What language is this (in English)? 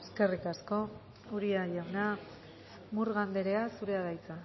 Basque